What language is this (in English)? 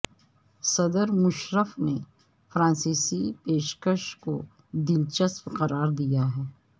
Urdu